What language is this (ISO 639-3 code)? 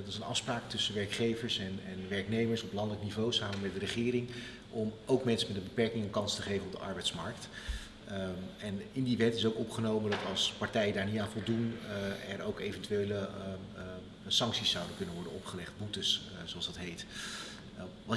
nld